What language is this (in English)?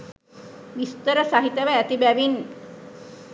Sinhala